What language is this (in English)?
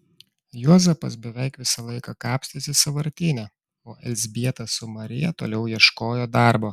Lithuanian